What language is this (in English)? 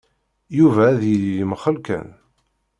Kabyle